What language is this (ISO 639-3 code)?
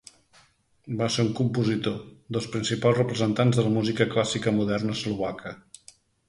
cat